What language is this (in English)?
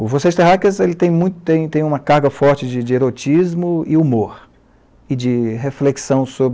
Portuguese